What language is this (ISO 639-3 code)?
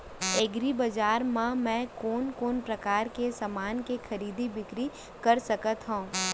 hne